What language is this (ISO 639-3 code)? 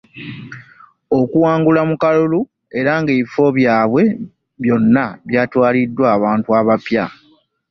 lug